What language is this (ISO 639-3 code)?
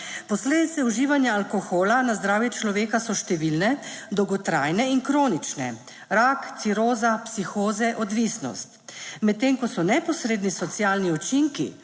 slv